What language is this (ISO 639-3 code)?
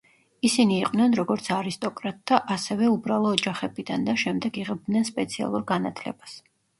kat